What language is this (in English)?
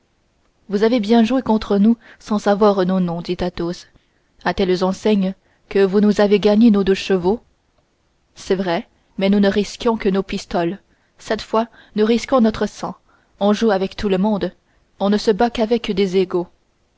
French